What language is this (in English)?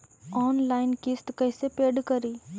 Magahi